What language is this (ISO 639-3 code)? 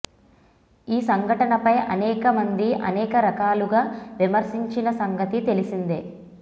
tel